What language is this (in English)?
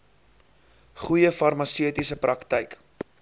Afrikaans